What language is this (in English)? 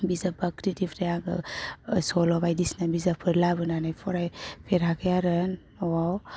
Bodo